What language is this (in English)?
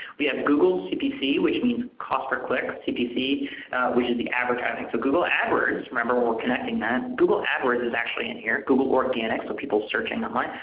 English